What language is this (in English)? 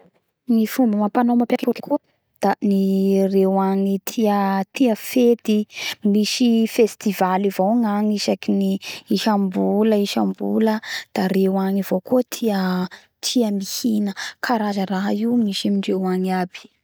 Bara Malagasy